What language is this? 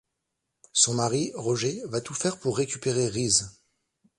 French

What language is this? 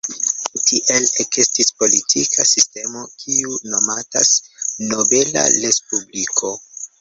Esperanto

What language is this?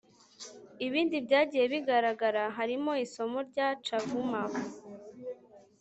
Kinyarwanda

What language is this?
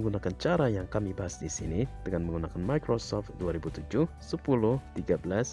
Indonesian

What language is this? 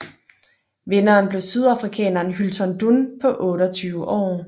Danish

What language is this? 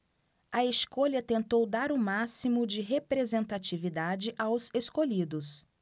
Portuguese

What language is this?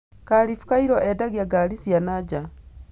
Kikuyu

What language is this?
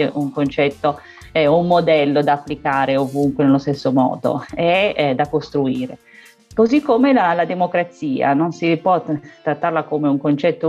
Italian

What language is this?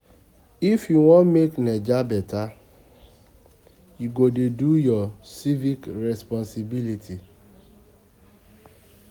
Nigerian Pidgin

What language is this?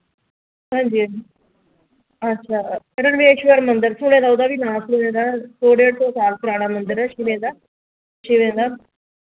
Dogri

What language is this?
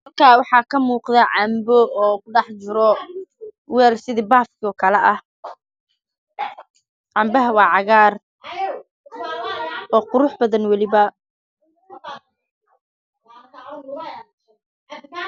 Somali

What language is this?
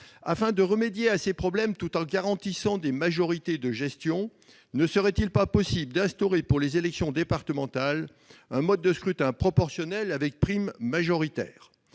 French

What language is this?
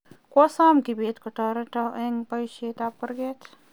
Kalenjin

